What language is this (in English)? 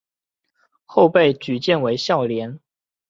Chinese